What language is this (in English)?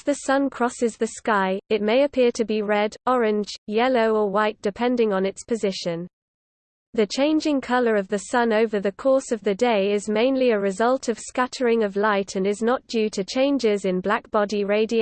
English